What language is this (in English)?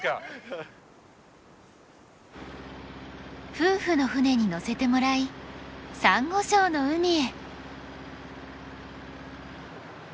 Japanese